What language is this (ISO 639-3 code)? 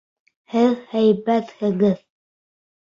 bak